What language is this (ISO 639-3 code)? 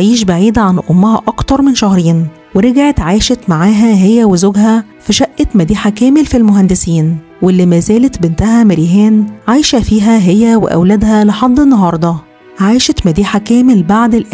ara